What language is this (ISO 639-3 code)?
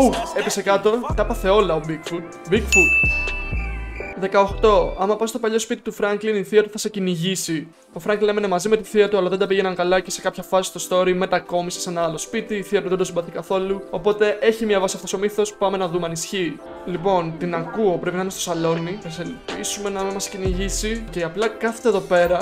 ell